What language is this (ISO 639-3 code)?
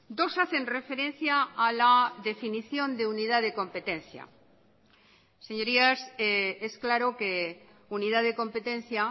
spa